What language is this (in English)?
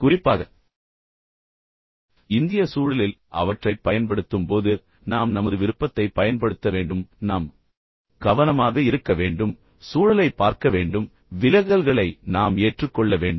Tamil